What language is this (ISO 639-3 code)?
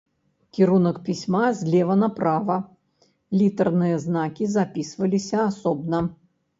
bel